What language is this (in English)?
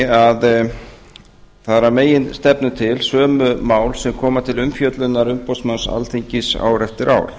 Icelandic